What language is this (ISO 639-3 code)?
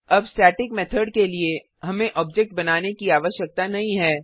hin